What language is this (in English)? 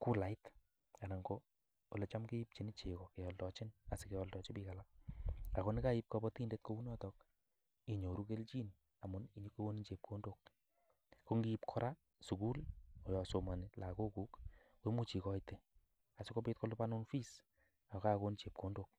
Kalenjin